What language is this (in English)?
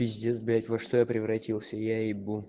Russian